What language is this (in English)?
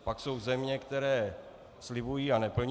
Czech